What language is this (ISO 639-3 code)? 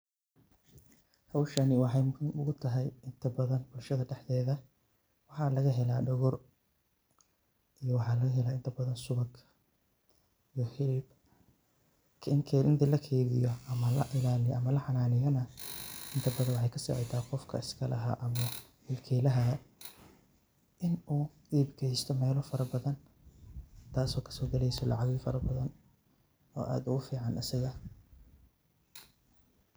som